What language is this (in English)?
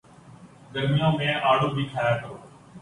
Urdu